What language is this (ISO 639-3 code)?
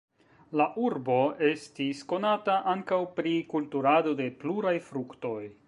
epo